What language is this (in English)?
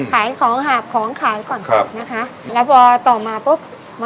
Thai